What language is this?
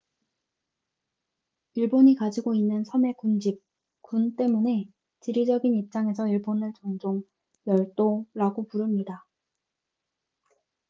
Korean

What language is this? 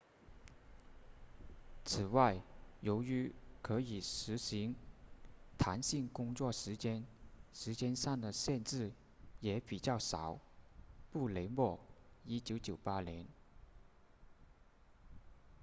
Chinese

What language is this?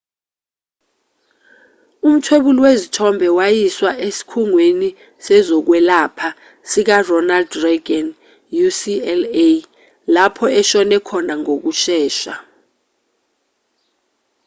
Zulu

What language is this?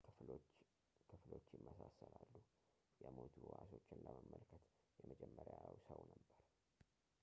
Amharic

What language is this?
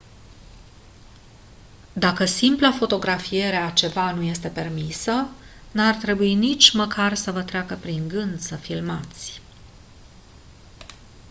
Romanian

